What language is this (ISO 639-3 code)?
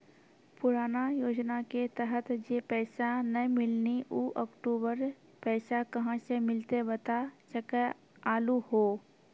mai